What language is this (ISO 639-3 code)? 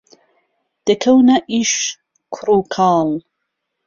ckb